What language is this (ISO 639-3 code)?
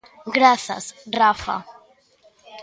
glg